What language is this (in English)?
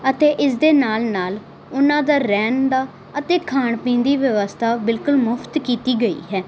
Punjabi